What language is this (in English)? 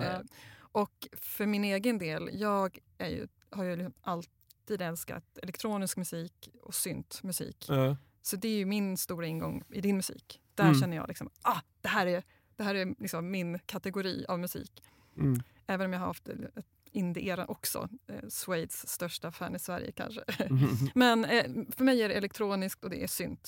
Swedish